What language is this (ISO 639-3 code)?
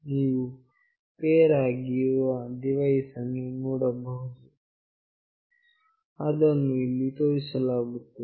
kan